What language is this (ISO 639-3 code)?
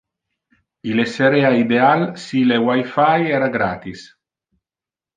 ina